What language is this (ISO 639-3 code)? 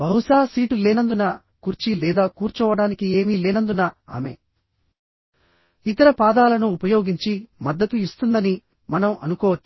tel